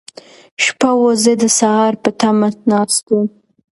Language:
Pashto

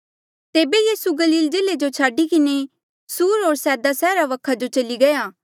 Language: Mandeali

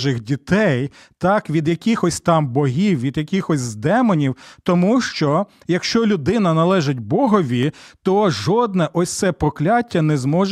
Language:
Ukrainian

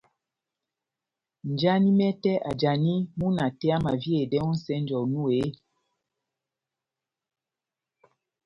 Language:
Batanga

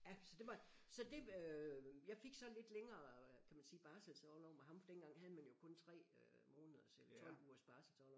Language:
Danish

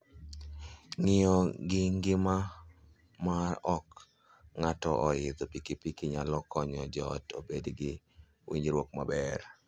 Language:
Luo (Kenya and Tanzania)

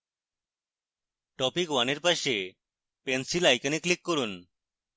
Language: Bangla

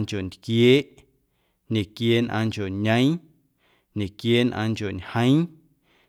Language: Guerrero Amuzgo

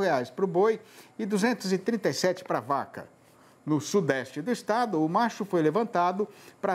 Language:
Portuguese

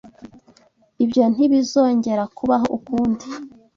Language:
Kinyarwanda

